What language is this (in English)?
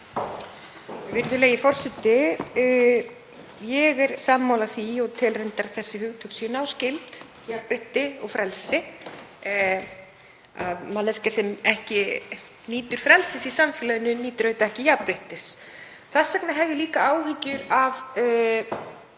Icelandic